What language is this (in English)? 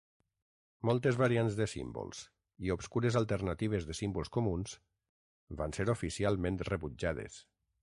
Catalan